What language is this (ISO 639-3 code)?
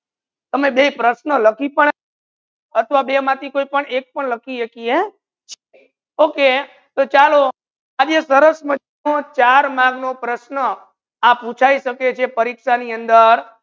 guj